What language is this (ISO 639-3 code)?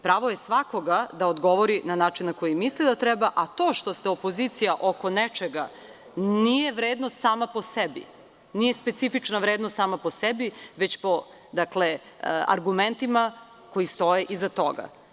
srp